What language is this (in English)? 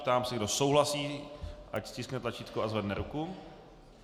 Czech